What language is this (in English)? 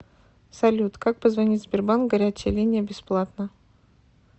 Russian